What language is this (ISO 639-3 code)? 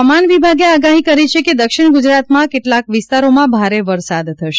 guj